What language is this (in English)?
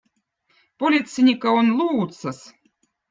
Votic